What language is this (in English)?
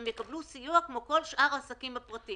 Hebrew